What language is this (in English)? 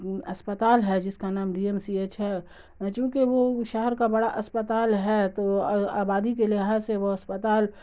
Urdu